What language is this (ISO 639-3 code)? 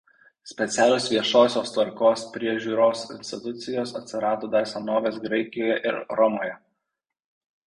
lit